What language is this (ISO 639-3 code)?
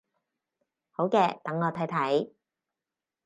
yue